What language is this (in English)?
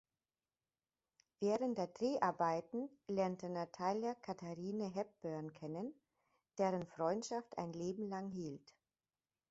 German